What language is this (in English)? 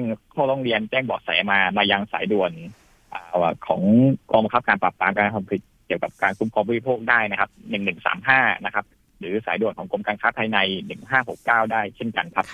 Thai